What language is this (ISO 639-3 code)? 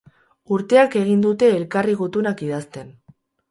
eus